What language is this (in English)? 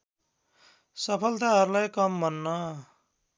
Nepali